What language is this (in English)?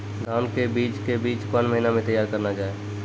Maithili